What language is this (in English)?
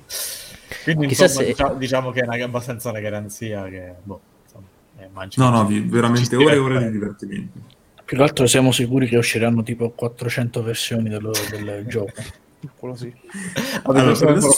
Italian